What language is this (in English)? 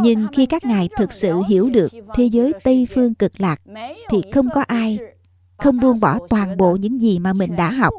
Vietnamese